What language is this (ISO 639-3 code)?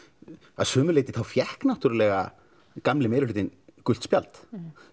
isl